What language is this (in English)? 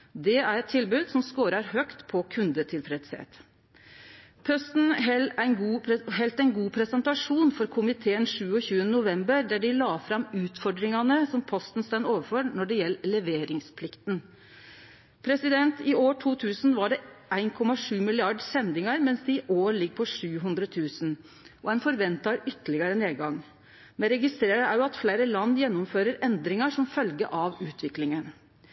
Norwegian Nynorsk